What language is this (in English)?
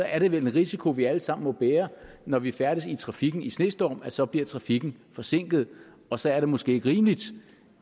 Danish